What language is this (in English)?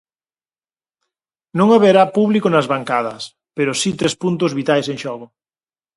Galician